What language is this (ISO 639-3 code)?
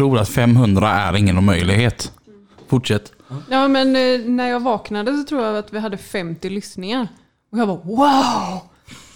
swe